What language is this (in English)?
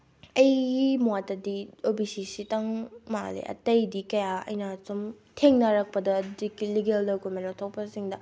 Manipuri